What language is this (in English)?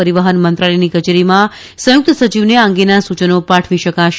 Gujarati